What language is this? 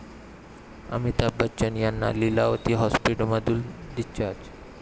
Marathi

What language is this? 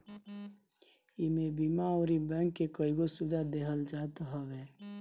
Bhojpuri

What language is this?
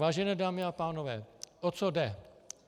Czech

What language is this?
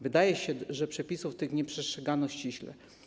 Polish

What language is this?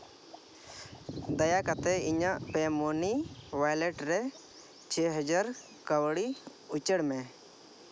Santali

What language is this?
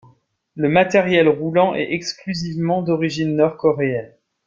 French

